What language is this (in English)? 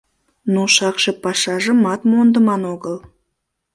Mari